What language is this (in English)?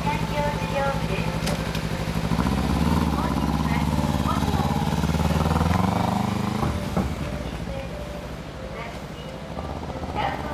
Japanese